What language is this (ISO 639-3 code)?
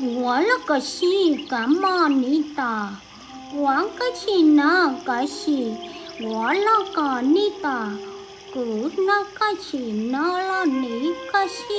vie